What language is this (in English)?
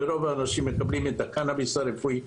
Hebrew